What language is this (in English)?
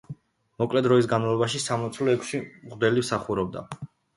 Georgian